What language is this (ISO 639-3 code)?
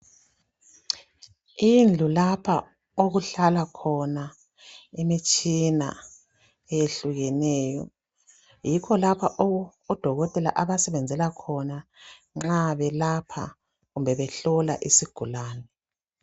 nde